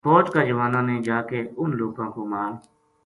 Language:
Gujari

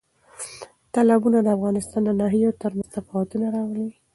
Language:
Pashto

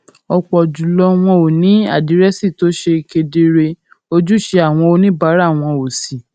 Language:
Yoruba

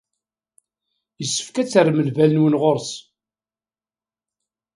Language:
Kabyle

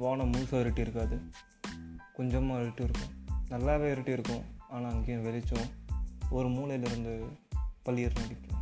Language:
Tamil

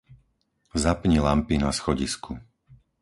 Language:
Slovak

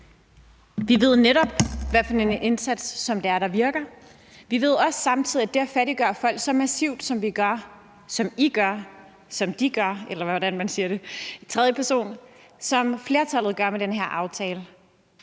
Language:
Danish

